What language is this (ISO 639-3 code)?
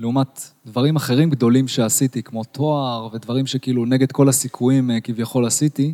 heb